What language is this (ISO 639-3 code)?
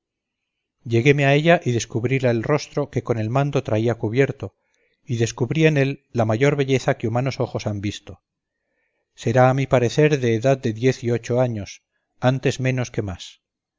spa